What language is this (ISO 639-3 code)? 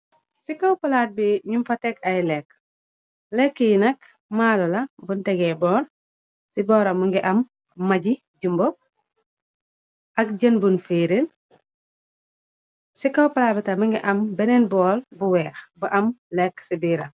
wol